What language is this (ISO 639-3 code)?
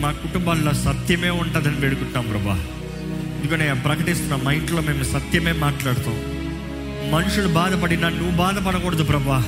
tel